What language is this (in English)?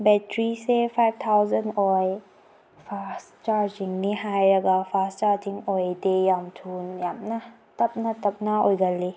Manipuri